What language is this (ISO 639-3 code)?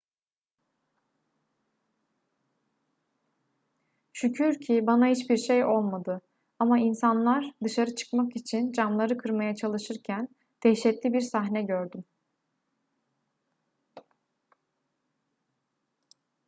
tur